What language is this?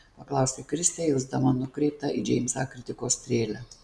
Lithuanian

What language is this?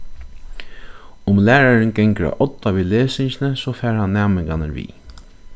Faroese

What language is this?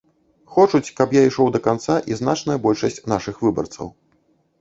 Belarusian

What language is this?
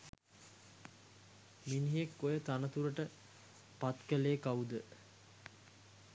Sinhala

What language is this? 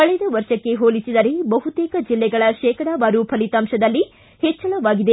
Kannada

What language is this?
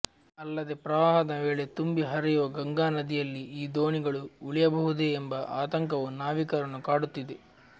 Kannada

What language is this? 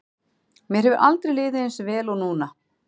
Icelandic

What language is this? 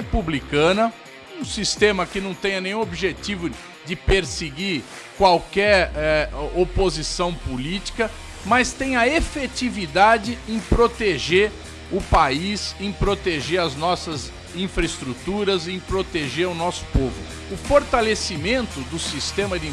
Portuguese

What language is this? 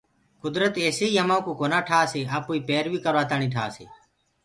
Gurgula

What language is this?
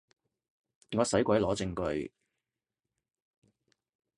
Cantonese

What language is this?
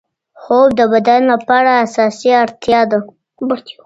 Pashto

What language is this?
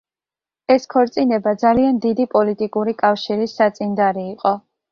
Georgian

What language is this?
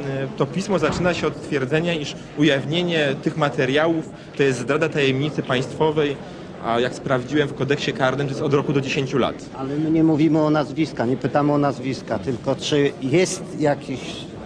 Polish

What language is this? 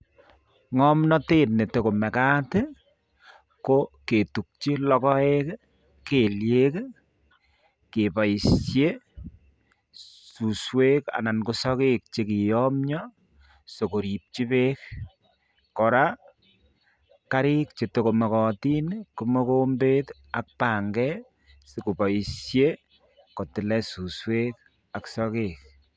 Kalenjin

